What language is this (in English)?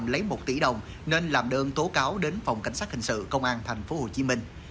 Vietnamese